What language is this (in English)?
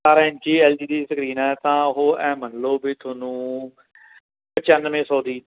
Punjabi